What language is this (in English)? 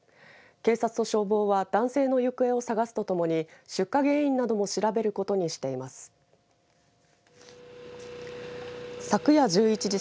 Japanese